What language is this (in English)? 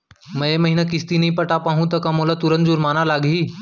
Chhattisgarhi